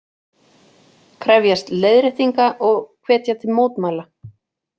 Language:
Icelandic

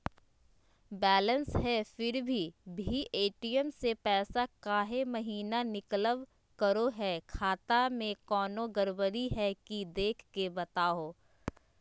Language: Magahi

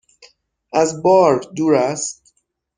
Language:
Persian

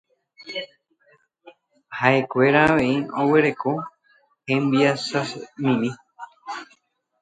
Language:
Guarani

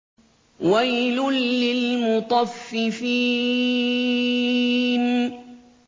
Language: Arabic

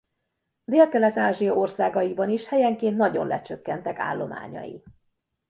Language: Hungarian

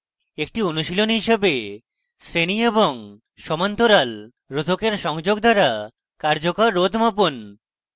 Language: Bangla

